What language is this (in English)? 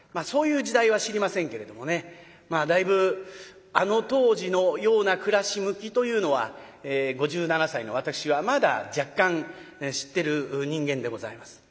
Japanese